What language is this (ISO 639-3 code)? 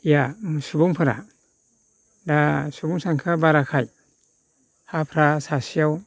brx